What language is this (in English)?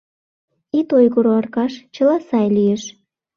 Mari